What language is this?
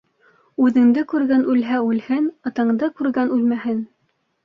Bashkir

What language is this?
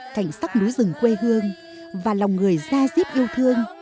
Vietnamese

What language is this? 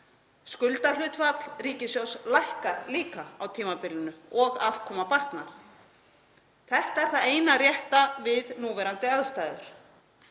Icelandic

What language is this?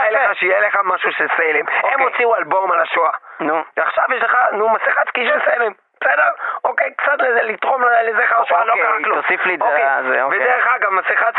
Hebrew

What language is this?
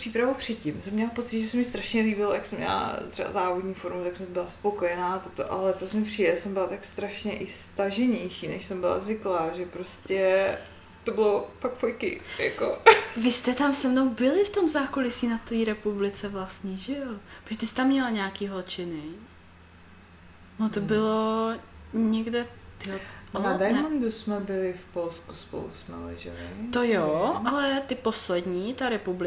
Czech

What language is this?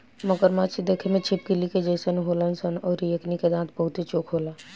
Bhojpuri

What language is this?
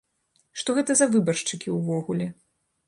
Belarusian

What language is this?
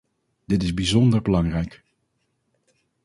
Dutch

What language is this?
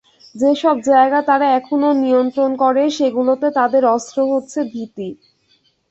Bangla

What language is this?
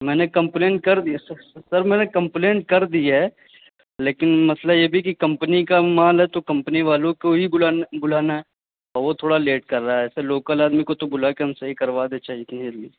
Urdu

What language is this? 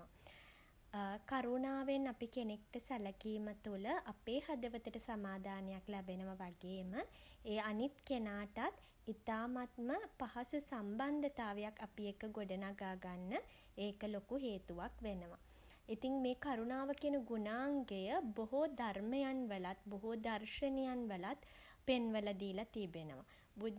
Sinhala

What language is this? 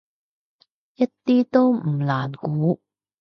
Cantonese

